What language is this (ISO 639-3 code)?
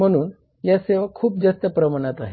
mar